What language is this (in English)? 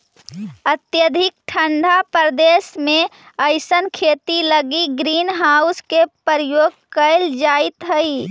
Magahi